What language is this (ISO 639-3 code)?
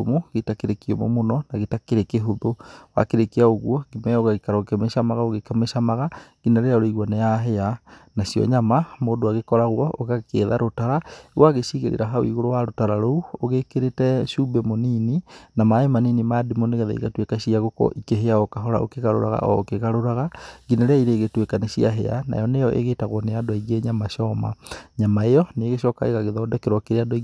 kik